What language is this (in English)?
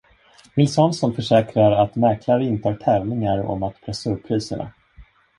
Swedish